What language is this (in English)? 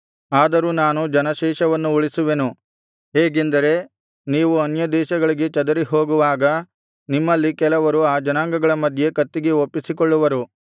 Kannada